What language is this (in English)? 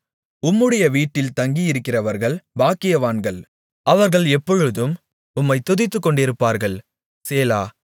Tamil